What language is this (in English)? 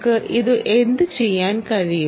Malayalam